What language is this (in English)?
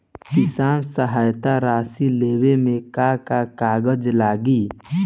Bhojpuri